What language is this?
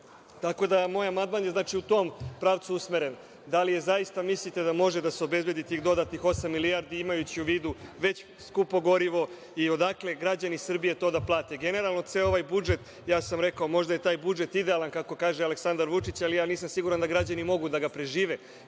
Serbian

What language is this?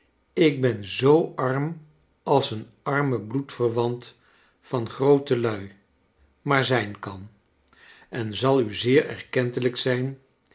Dutch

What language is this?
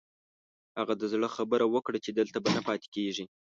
Pashto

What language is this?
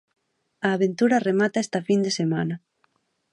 Galician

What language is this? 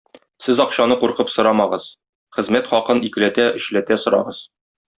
Tatar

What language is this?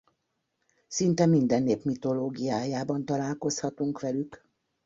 Hungarian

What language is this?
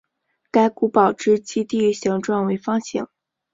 Chinese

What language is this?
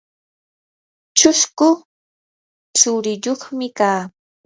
Yanahuanca Pasco Quechua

